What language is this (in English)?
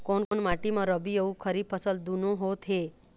Chhattisgarhi